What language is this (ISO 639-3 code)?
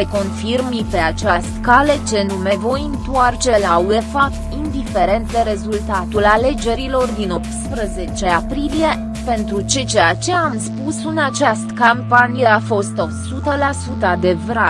ron